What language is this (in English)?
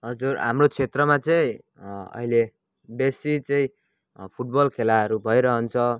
Nepali